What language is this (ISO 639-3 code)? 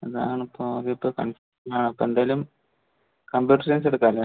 mal